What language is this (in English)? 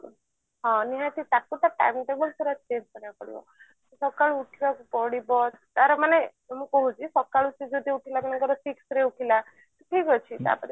Odia